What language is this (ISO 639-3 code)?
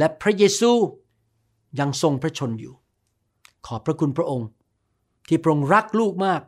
tha